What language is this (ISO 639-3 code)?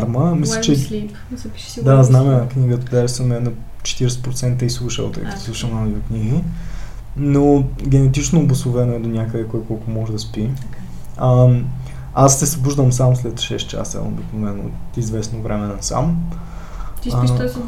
bul